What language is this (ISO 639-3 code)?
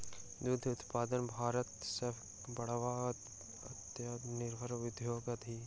mai